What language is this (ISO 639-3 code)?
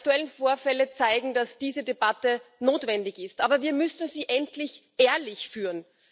deu